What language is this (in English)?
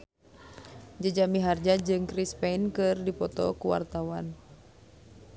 Sundanese